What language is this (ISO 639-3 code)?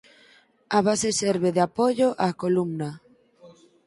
glg